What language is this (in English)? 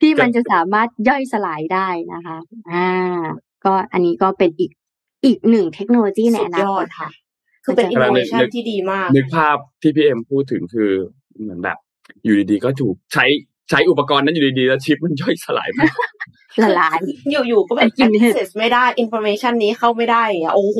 Thai